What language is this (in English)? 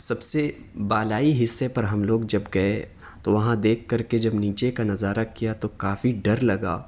Urdu